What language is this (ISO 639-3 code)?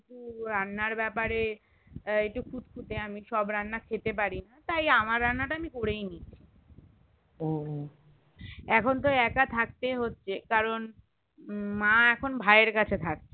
ben